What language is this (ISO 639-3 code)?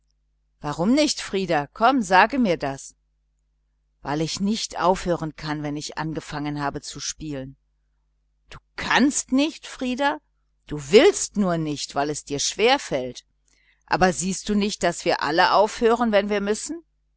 deu